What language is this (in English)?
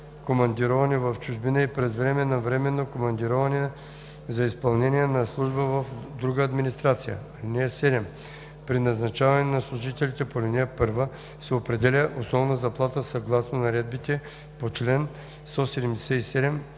Bulgarian